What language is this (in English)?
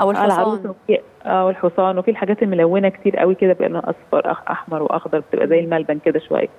Arabic